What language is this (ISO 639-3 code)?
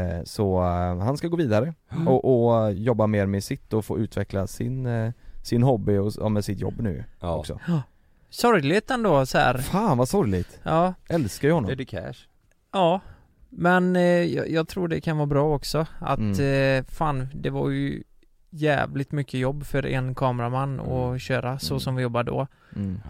swe